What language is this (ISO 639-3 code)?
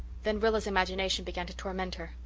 eng